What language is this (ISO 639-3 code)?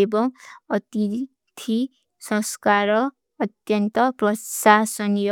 uki